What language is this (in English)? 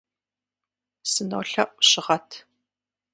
Kabardian